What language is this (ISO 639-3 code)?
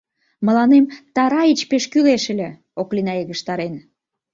chm